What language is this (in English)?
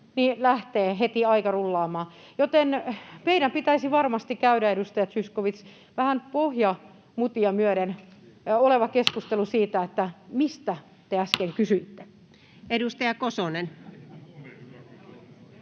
Finnish